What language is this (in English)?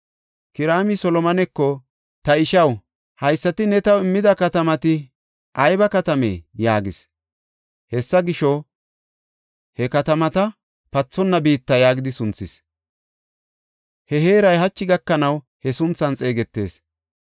Gofa